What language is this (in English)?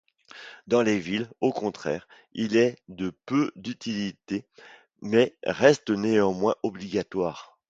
French